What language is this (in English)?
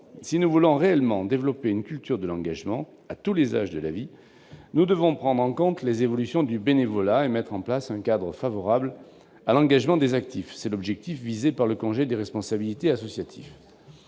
French